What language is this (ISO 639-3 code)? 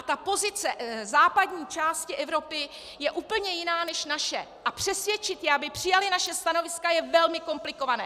ces